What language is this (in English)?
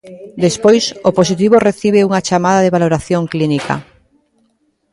Galician